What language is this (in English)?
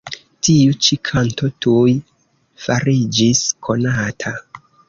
Esperanto